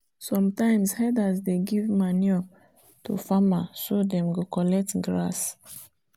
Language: Nigerian Pidgin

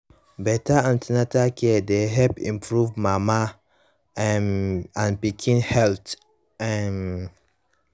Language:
Nigerian Pidgin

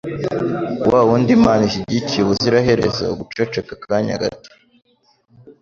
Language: Kinyarwanda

